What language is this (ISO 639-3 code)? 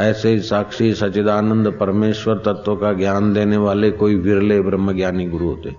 hin